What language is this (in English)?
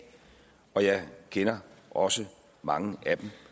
Danish